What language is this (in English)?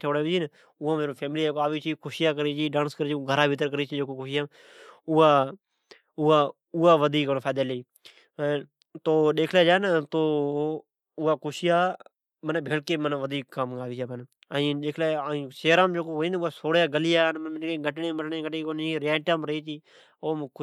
Od